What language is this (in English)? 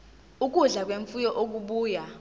Zulu